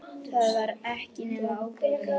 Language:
Icelandic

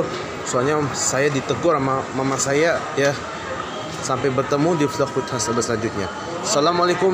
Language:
Indonesian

